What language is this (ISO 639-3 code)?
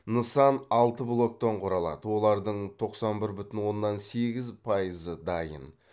kaz